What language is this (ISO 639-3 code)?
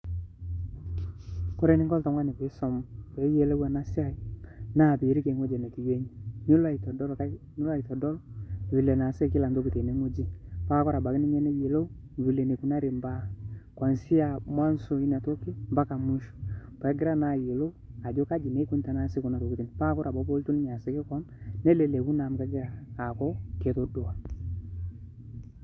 mas